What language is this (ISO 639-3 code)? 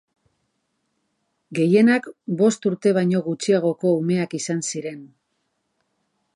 eus